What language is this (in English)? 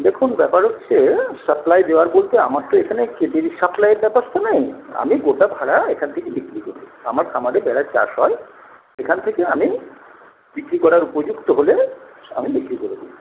Bangla